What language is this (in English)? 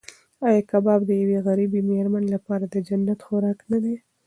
Pashto